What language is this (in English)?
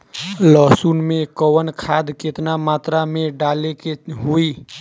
Bhojpuri